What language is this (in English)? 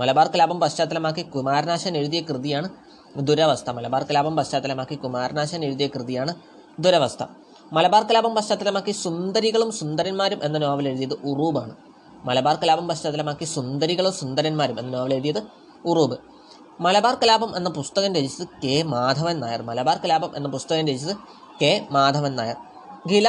Malayalam